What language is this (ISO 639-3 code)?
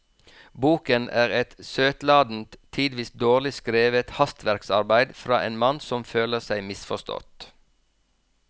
nor